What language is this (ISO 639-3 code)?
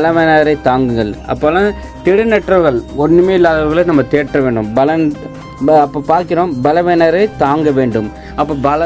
tam